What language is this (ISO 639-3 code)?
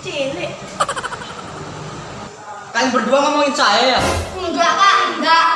ind